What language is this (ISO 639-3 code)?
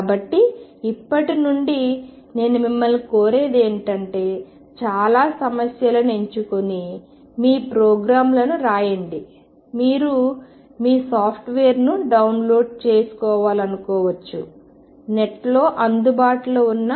tel